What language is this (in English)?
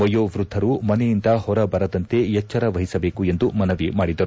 Kannada